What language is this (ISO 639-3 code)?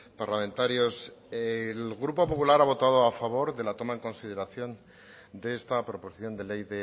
spa